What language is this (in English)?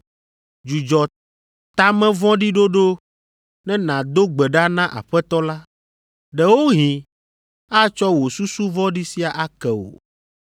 Ewe